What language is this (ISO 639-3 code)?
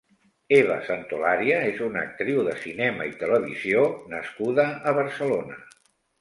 cat